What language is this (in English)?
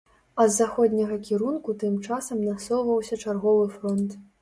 Belarusian